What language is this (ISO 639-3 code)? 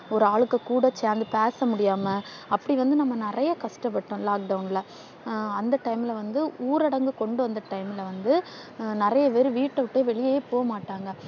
tam